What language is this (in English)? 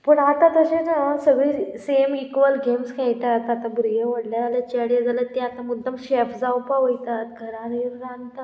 Konkani